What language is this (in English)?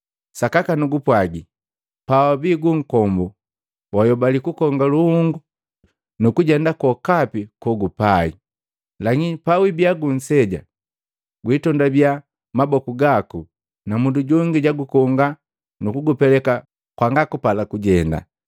Matengo